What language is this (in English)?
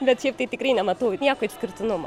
Lithuanian